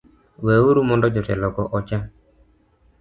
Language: Luo (Kenya and Tanzania)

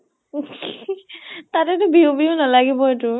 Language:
Assamese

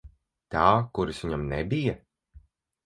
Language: Latvian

